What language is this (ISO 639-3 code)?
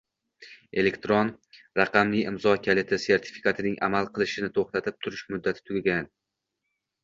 uzb